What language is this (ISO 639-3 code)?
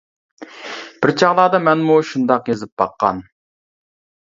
uig